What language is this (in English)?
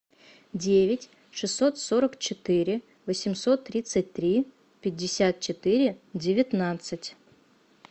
Russian